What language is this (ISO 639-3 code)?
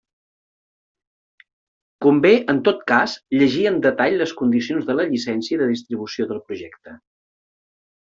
cat